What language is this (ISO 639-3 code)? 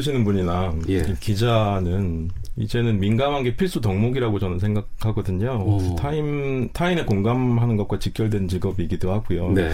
kor